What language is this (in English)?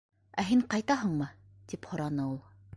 Bashkir